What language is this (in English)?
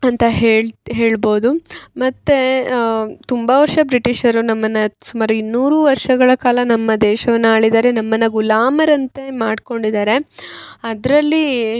Kannada